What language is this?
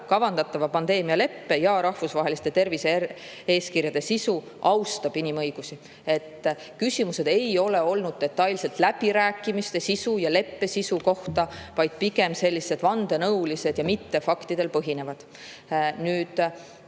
Estonian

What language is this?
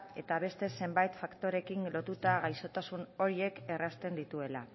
Basque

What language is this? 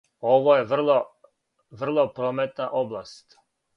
Serbian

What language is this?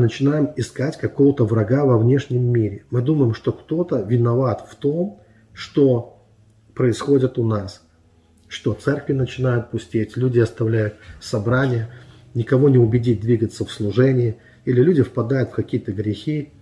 Russian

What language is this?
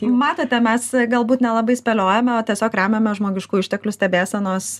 Lithuanian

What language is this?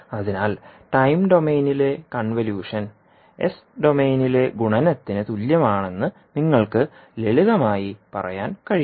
Malayalam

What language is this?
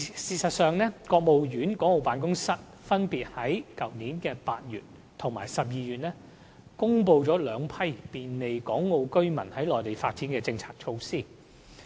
Cantonese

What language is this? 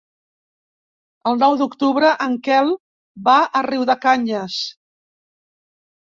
Catalan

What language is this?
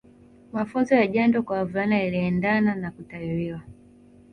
Swahili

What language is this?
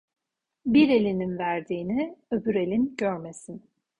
Turkish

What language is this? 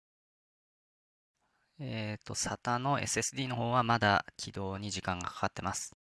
Japanese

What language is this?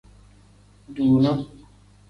Tem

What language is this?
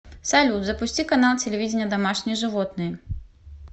Russian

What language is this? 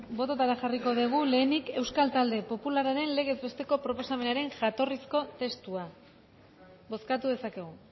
Basque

